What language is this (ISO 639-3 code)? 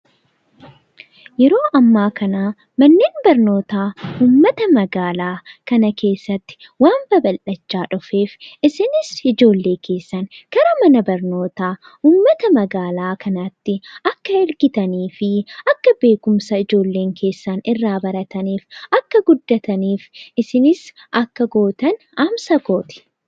orm